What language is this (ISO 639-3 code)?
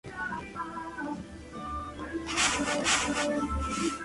spa